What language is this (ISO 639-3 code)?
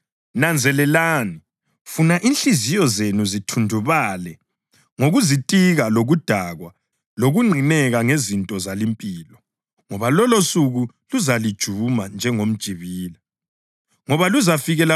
nde